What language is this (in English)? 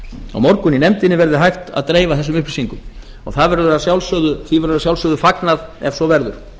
Icelandic